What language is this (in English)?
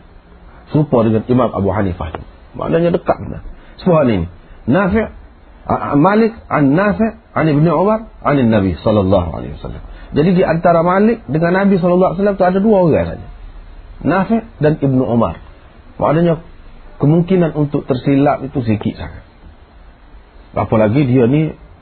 Malay